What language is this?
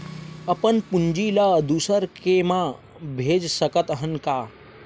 Chhattisgarhi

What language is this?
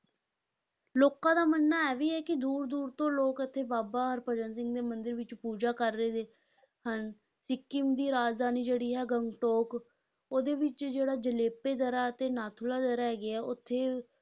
Punjabi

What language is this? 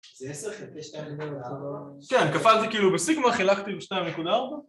Hebrew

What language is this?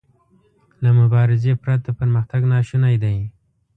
Pashto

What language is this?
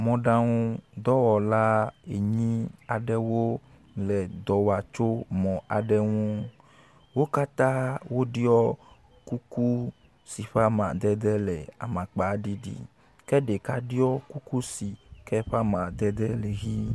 Ewe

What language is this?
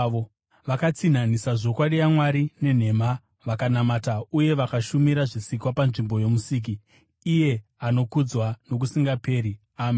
Shona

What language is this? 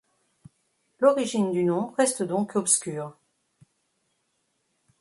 French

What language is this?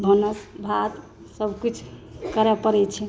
Maithili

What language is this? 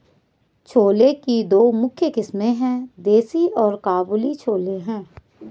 Hindi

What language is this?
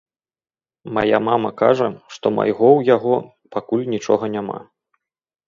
Belarusian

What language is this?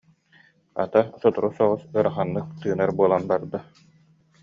Yakut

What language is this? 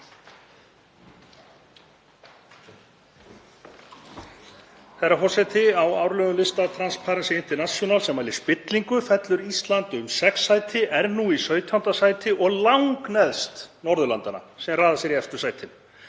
Icelandic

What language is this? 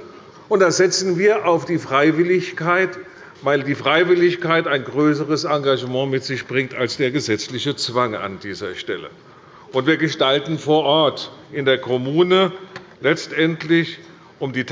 German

